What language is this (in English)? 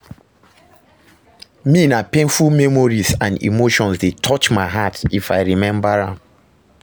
Nigerian Pidgin